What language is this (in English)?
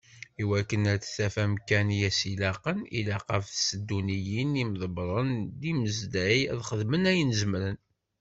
Kabyle